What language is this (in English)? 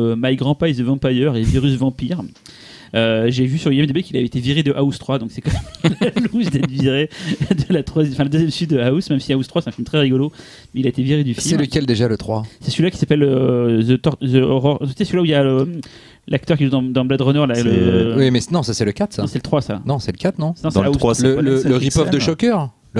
French